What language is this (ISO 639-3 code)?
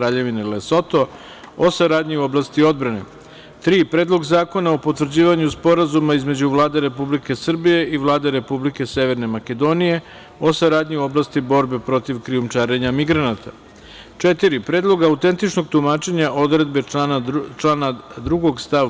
srp